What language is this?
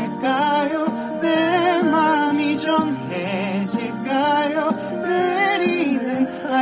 Korean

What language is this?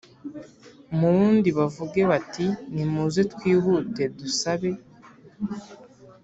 Kinyarwanda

